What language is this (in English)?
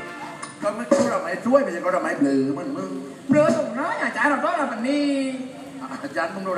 Thai